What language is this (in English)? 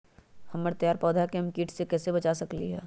Magahi